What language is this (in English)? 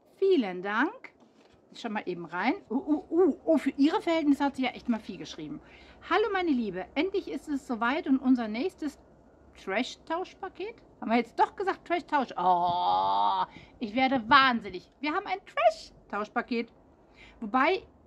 German